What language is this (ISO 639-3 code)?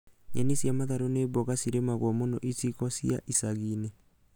kik